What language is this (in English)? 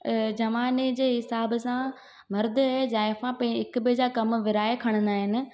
Sindhi